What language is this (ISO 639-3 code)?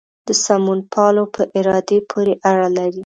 pus